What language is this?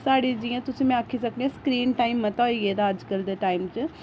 Dogri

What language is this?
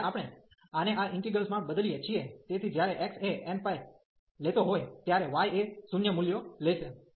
Gujarati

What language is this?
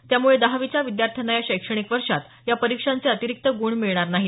Marathi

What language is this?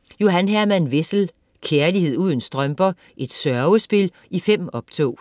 Danish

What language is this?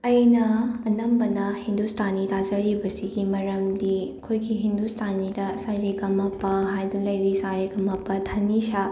Manipuri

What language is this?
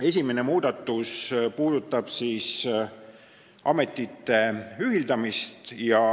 Estonian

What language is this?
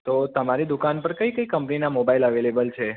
Gujarati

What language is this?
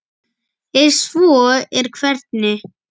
Icelandic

